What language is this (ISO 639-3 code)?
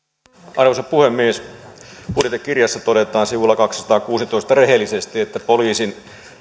fin